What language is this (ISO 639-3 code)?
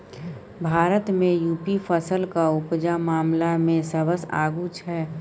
mai